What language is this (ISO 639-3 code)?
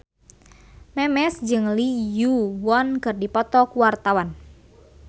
sun